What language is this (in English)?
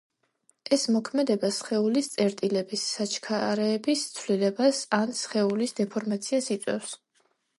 Georgian